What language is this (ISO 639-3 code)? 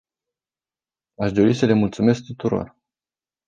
ron